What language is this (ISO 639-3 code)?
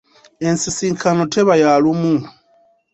lug